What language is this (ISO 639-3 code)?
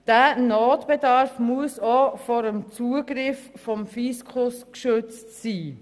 gsw